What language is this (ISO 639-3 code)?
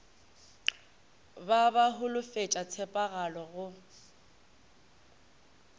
nso